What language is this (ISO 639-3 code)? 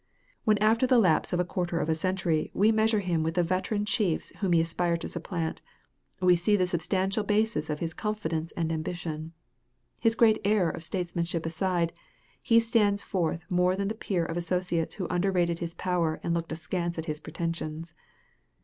eng